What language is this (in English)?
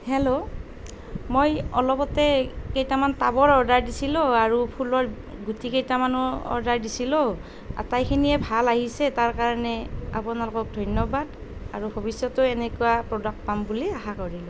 Assamese